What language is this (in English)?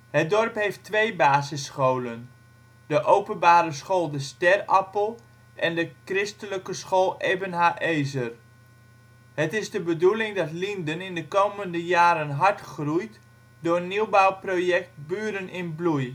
Dutch